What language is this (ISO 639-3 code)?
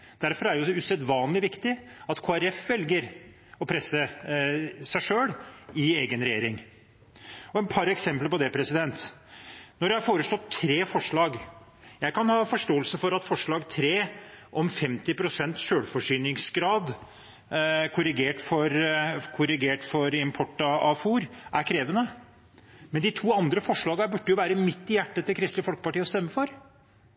nob